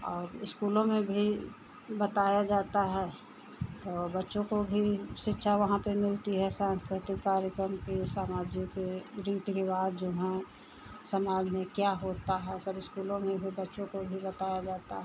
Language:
Hindi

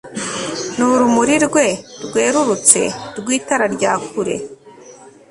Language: Kinyarwanda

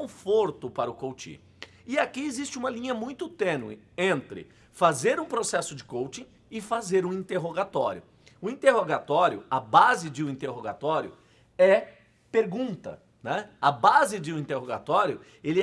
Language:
Portuguese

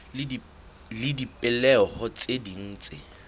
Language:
Southern Sotho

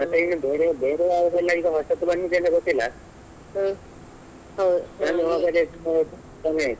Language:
Kannada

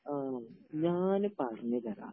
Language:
Malayalam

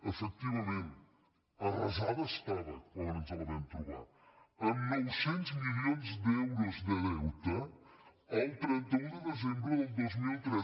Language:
Catalan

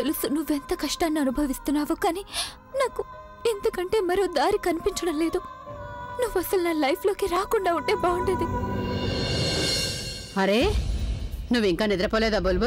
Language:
Telugu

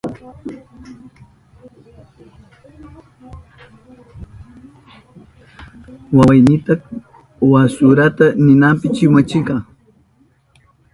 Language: Southern Pastaza Quechua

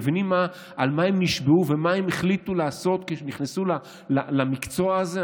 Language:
Hebrew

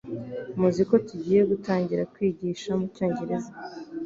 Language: Kinyarwanda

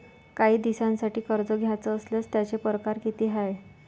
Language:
Marathi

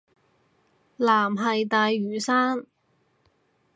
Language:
Cantonese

